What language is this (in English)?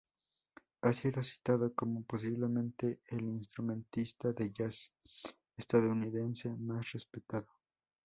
Spanish